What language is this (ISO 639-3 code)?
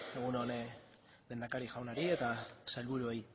eus